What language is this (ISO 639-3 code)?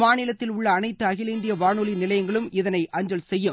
tam